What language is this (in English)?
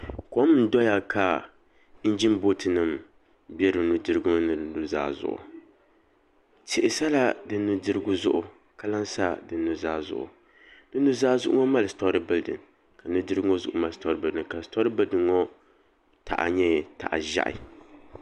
Dagbani